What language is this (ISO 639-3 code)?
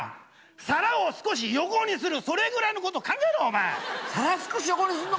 jpn